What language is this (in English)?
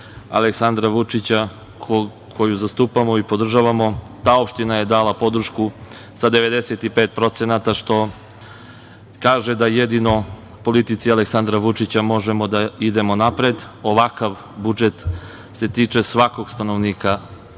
Serbian